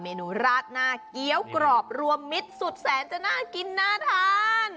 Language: Thai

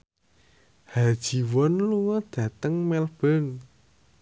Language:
Javanese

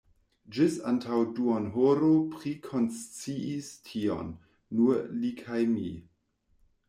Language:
Esperanto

